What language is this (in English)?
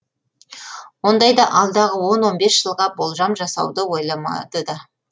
Kazakh